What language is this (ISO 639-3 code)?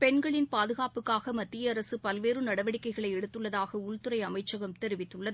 tam